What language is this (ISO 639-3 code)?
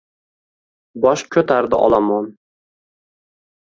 uzb